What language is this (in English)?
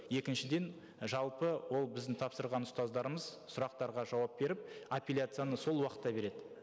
Kazakh